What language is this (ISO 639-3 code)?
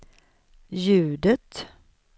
swe